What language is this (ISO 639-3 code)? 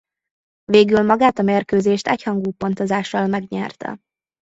hun